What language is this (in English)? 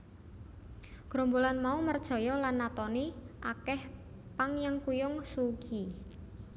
Javanese